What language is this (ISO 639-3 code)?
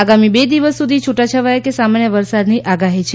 guj